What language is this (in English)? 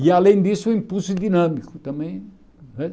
Portuguese